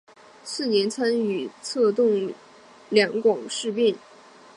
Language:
Chinese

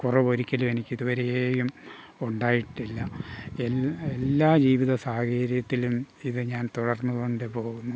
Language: Malayalam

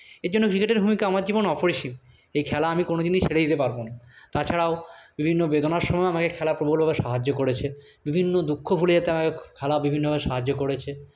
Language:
Bangla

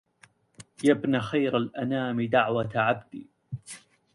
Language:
Arabic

